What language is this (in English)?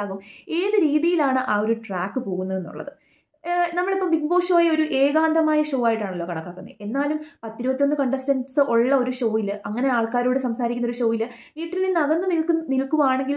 Turkish